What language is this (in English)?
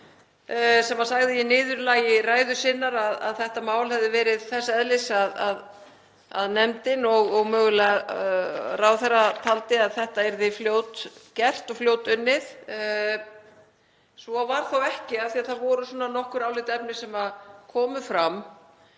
Icelandic